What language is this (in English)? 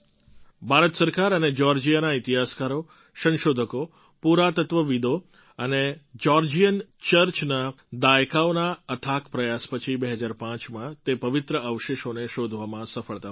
Gujarati